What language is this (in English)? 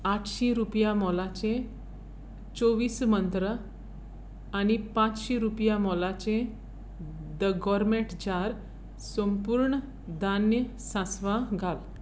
Konkani